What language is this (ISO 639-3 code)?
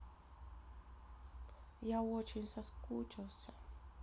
rus